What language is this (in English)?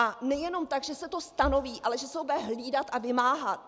Czech